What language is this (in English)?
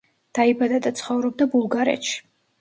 Georgian